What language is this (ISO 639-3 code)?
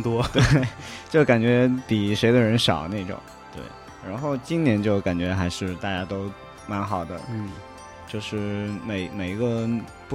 zho